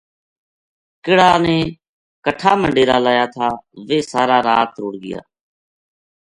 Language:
Gujari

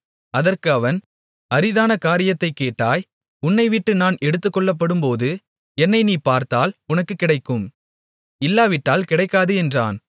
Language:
Tamil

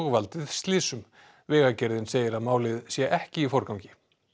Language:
Icelandic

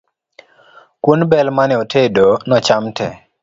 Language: Luo (Kenya and Tanzania)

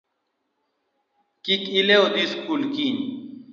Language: Luo (Kenya and Tanzania)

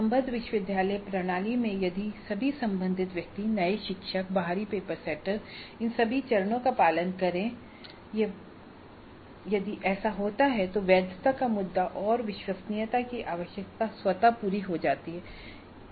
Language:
Hindi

